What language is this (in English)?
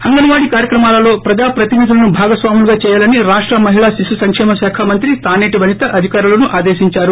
Telugu